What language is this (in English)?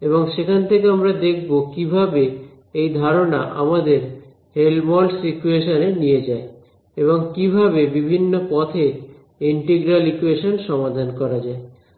Bangla